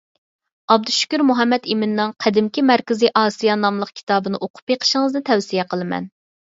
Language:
Uyghur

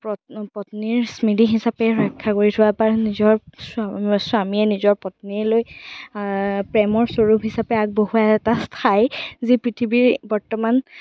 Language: Assamese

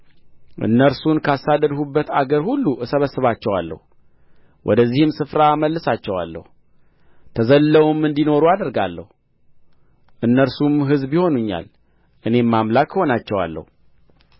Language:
Amharic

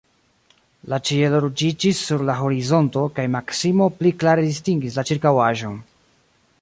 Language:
Esperanto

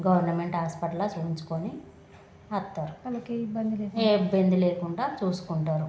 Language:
Telugu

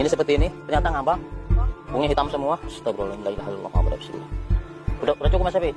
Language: Indonesian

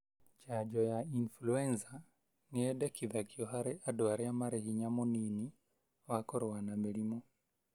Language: Kikuyu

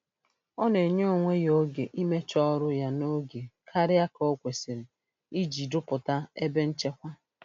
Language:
Igbo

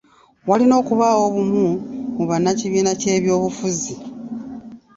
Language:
Ganda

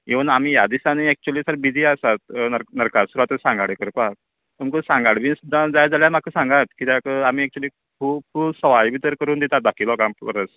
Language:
Konkani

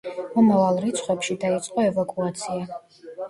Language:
Georgian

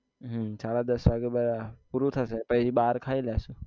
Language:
Gujarati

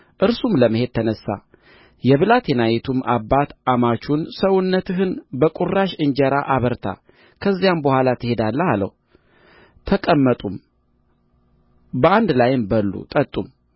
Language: Amharic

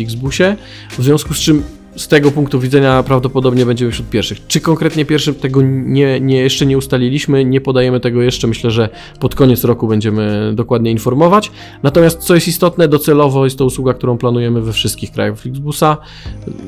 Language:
Polish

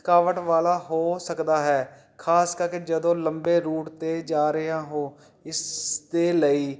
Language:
Punjabi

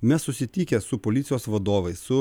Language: Lithuanian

